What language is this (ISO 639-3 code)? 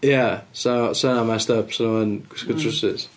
cym